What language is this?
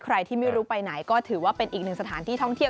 Thai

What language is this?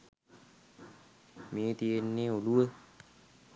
Sinhala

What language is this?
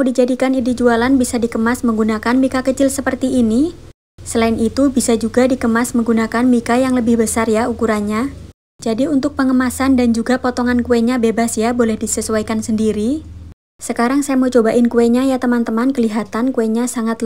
Indonesian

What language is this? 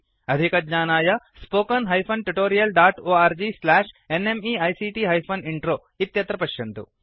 Sanskrit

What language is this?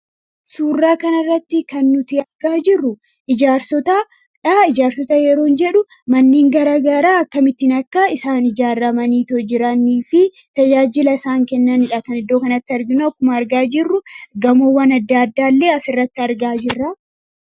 Oromo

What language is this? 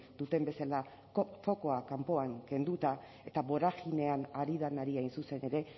Basque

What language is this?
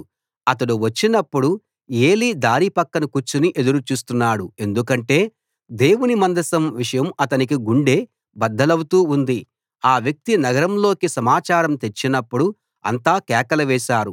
Telugu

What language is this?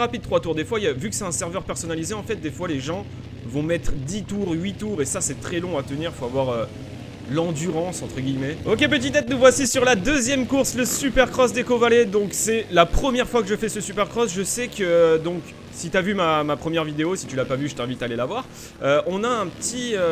French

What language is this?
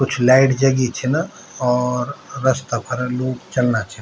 Garhwali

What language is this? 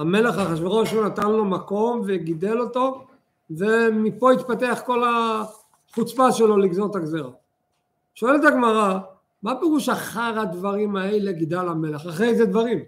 Hebrew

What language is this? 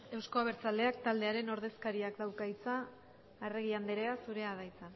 Basque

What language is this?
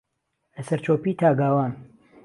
Central Kurdish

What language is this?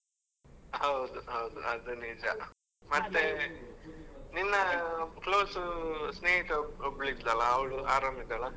Kannada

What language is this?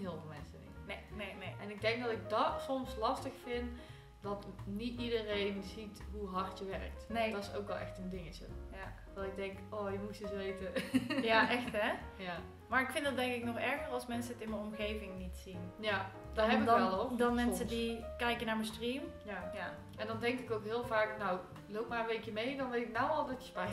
Dutch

